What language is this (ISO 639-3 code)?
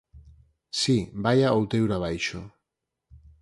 glg